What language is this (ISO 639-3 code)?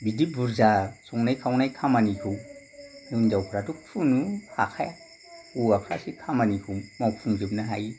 brx